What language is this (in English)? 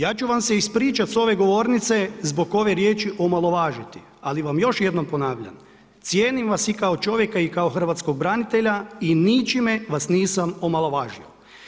Croatian